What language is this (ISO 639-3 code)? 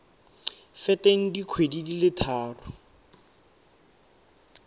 tsn